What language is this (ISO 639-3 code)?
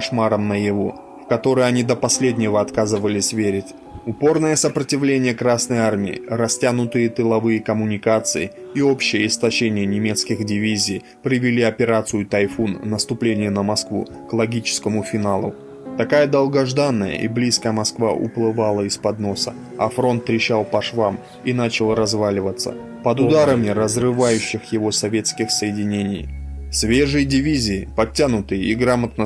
rus